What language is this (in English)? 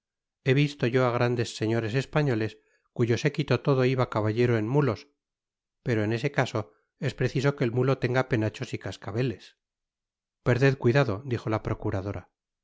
Spanish